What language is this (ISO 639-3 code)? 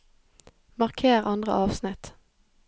nor